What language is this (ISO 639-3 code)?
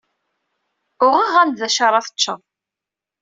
kab